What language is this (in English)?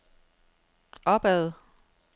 Danish